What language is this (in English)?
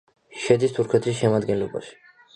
Georgian